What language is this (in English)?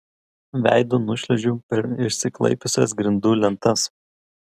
Lithuanian